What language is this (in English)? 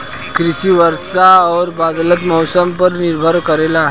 Bhojpuri